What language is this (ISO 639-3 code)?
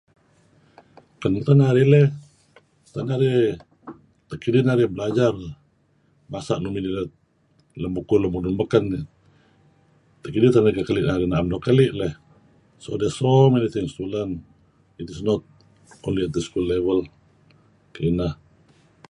kzi